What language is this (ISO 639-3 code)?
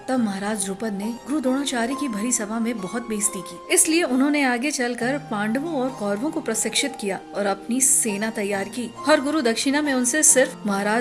hin